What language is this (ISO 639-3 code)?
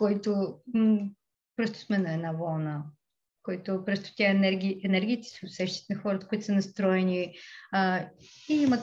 bul